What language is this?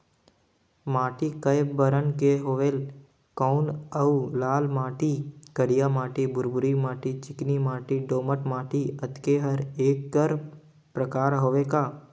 Chhattisgarhi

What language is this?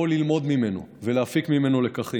Hebrew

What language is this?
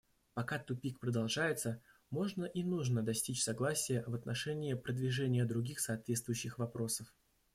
Russian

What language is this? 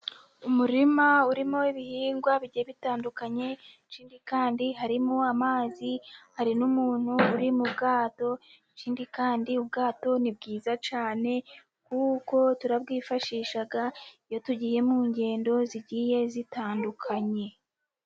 Kinyarwanda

